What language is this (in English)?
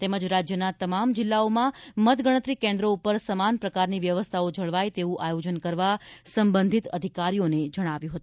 Gujarati